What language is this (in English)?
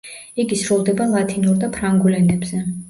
Georgian